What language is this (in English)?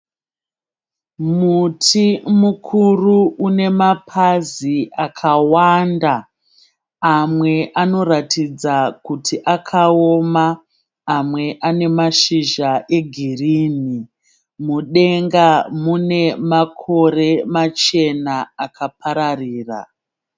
Shona